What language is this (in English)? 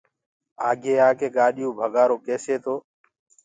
Gurgula